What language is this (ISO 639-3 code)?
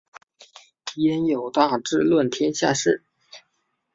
zho